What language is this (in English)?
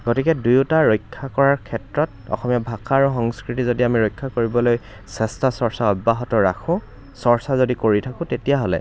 Assamese